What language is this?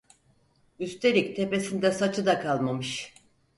Turkish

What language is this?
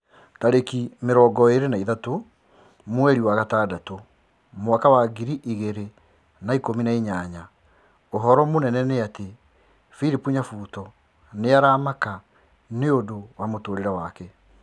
Kikuyu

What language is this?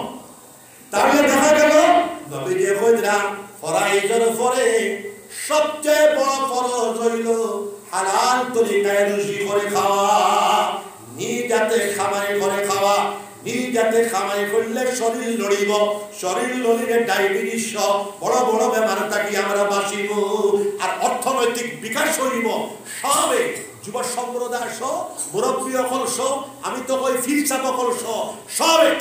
Arabic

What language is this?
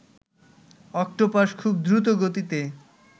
Bangla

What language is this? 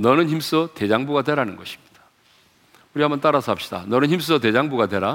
Korean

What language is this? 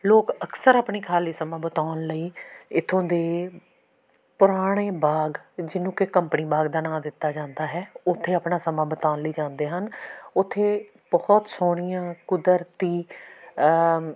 Punjabi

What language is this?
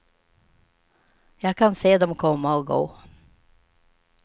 Swedish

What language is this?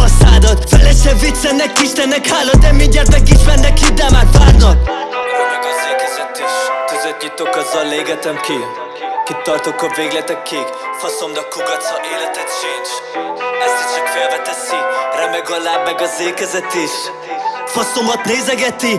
Hungarian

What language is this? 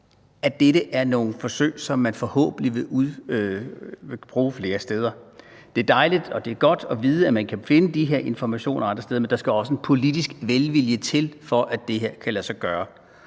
Danish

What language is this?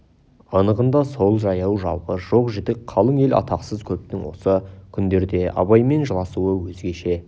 Kazakh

